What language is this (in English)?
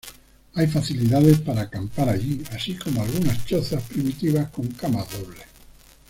Spanish